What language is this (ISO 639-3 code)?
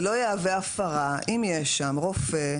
heb